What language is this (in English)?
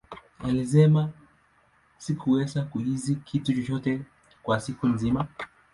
Swahili